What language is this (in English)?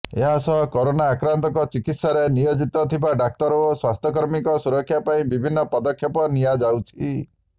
Odia